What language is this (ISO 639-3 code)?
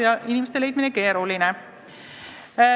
est